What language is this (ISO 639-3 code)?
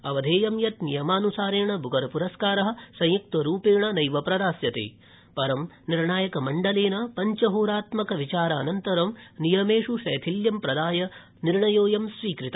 san